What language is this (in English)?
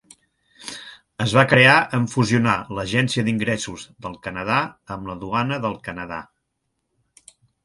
Catalan